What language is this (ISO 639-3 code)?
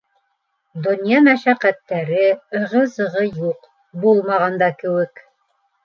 bak